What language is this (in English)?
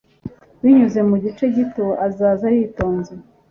Kinyarwanda